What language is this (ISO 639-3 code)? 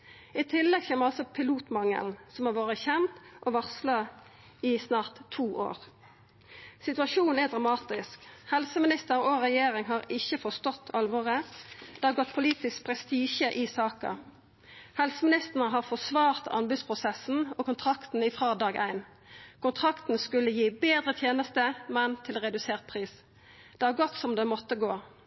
nno